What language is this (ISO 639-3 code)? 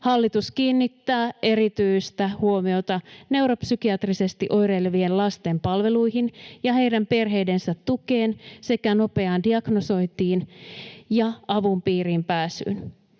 fin